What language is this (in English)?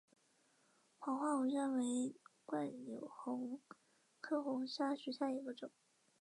Chinese